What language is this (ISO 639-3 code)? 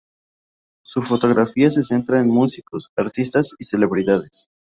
spa